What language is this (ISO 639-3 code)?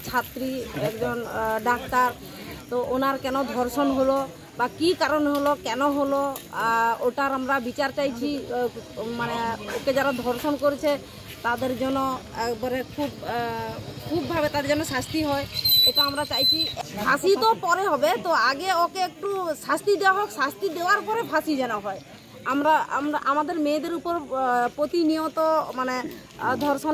ben